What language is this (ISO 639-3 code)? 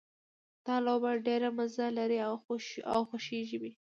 pus